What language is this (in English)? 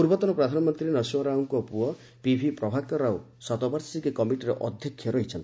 Odia